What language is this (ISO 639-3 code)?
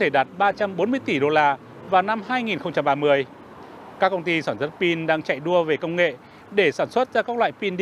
vie